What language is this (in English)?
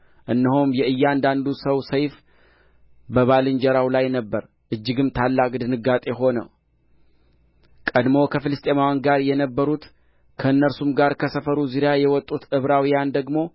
Amharic